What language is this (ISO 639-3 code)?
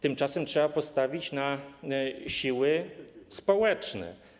pol